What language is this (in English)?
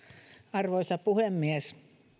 Finnish